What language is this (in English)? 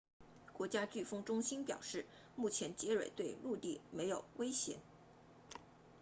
Chinese